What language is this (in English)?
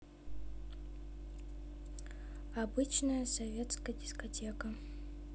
Russian